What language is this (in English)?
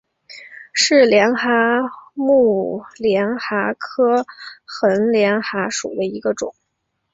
Chinese